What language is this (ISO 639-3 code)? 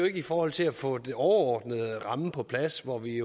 dan